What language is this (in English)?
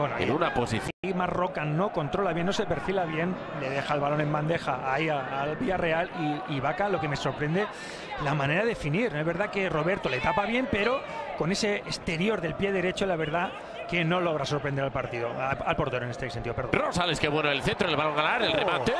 Spanish